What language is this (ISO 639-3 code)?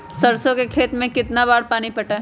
mag